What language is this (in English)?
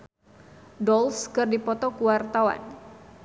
Sundanese